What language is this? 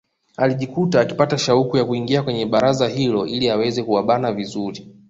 Swahili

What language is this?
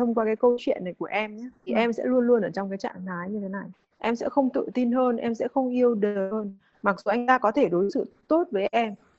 Vietnamese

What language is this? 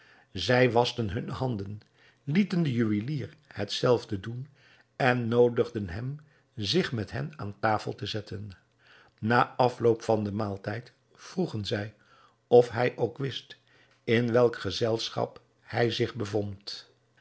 Dutch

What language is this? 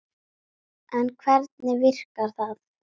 Icelandic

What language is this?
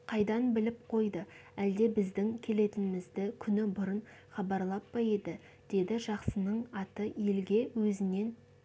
Kazakh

